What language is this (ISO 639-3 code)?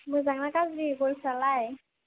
brx